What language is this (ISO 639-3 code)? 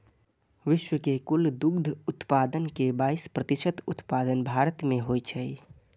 mai